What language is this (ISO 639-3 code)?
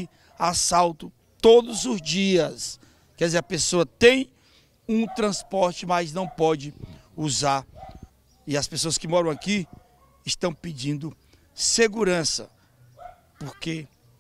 por